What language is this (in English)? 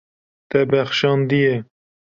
Kurdish